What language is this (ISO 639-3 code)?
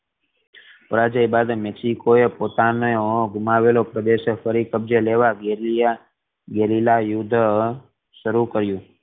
guj